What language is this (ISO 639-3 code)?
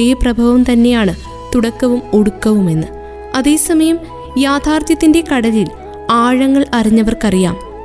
mal